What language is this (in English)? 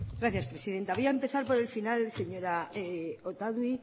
Spanish